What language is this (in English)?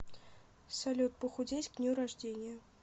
Russian